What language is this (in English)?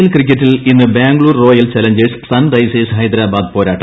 Malayalam